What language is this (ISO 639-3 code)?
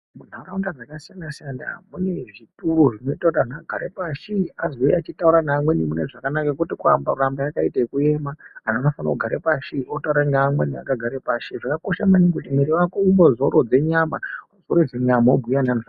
ndc